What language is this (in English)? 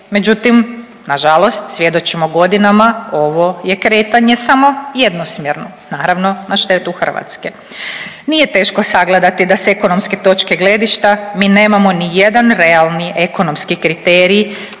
Croatian